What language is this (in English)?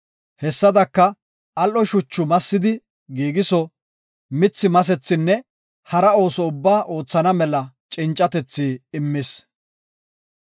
Gofa